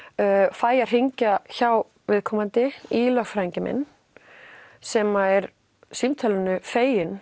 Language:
Icelandic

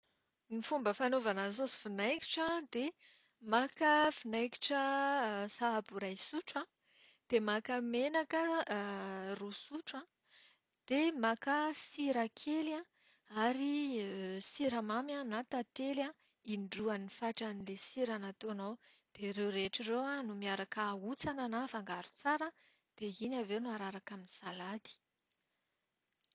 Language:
Malagasy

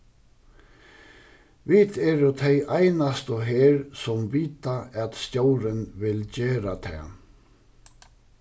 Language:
Faroese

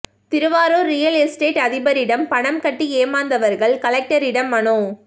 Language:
Tamil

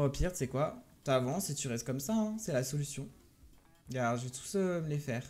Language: French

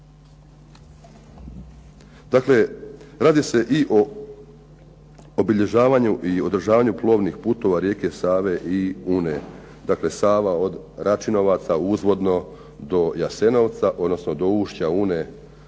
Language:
Croatian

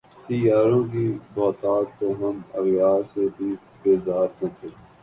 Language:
Urdu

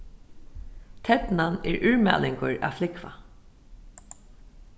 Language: Faroese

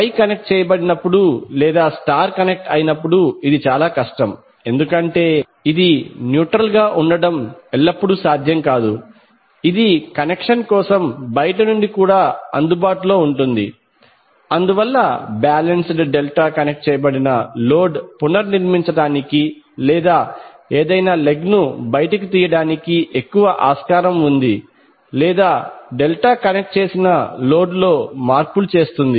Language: Telugu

